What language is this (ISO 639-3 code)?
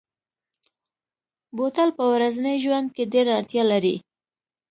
pus